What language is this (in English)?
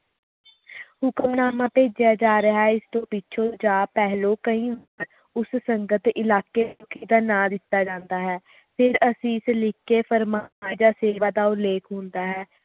Punjabi